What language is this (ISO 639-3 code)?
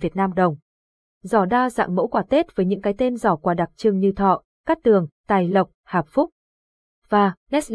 vie